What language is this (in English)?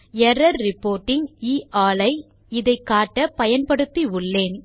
Tamil